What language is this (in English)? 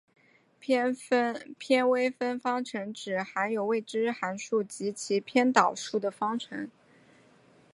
Chinese